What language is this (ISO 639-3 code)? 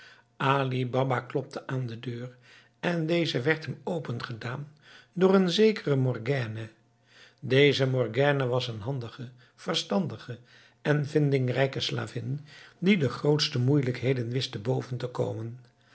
nld